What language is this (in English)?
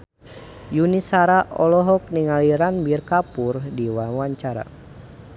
Sundanese